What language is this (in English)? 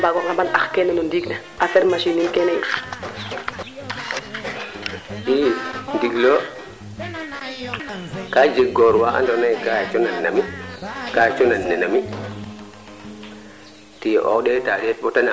Serer